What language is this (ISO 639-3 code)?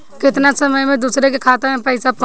bho